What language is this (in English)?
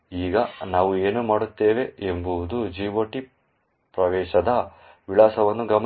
Kannada